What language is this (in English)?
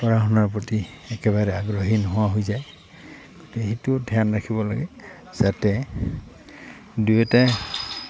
Assamese